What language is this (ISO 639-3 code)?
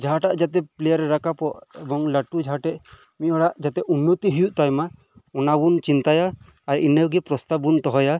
sat